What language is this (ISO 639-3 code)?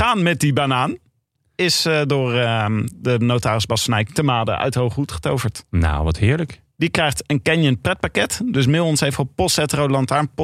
nld